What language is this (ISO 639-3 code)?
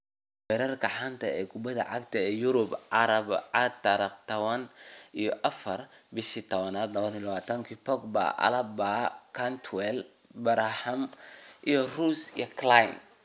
som